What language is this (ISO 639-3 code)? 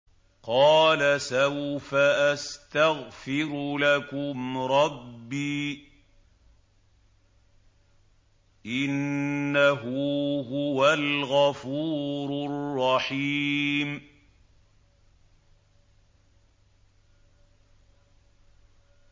ara